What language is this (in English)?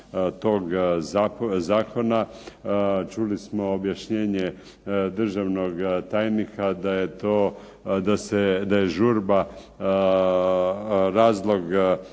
Croatian